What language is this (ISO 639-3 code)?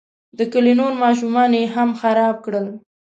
pus